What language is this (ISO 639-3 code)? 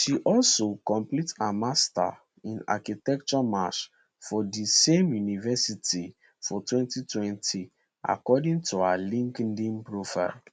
pcm